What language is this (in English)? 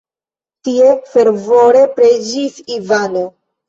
Esperanto